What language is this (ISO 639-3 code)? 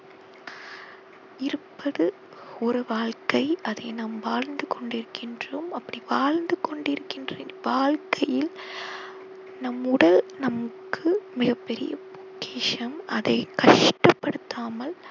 tam